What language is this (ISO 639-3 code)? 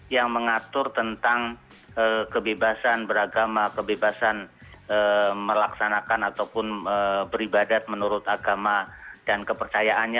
ind